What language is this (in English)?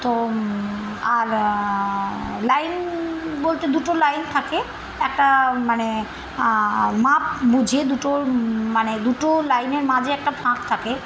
Bangla